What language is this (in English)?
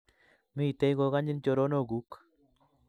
Kalenjin